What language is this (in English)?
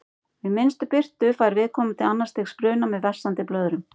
Icelandic